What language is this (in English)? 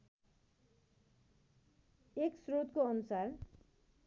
Nepali